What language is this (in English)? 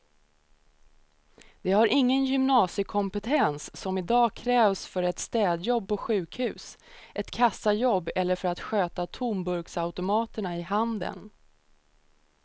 Swedish